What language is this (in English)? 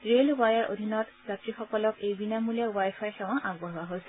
Assamese